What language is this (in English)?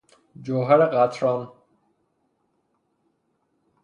Persian